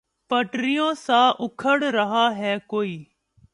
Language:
Urdu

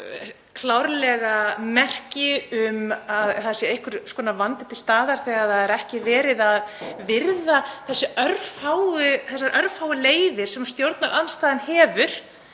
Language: Icelandic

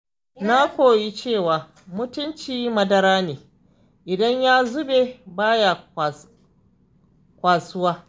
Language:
Hausa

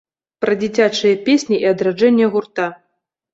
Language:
Belarusian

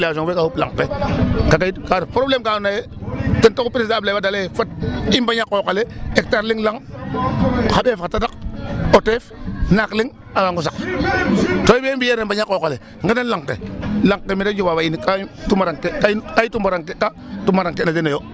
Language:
Serer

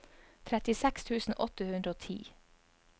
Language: Norwegian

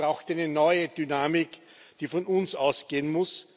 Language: German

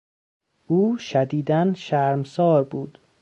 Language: Persian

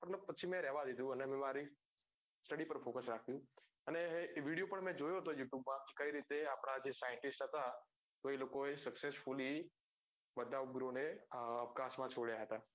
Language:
Gujarati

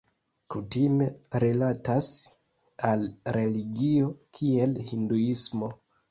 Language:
Esperanto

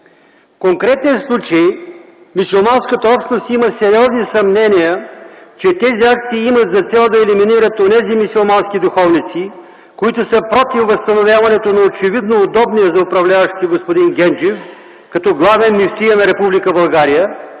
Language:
Bulgarian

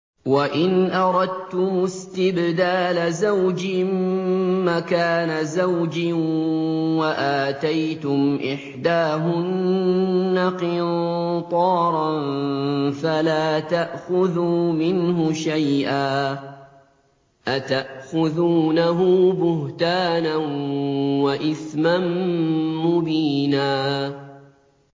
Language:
Arabic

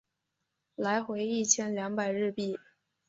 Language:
Chinese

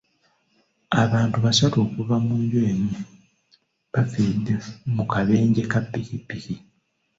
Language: Ganda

